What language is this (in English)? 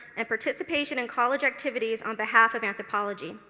English